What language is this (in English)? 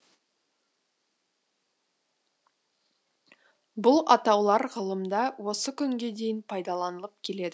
Kazakh